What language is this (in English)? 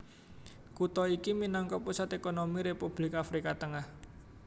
Javanese